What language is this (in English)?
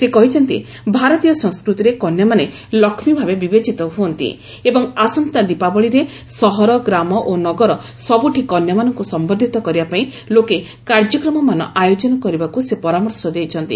Odia